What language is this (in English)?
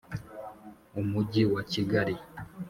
Kinyarwanda